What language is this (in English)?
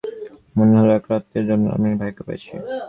Bangla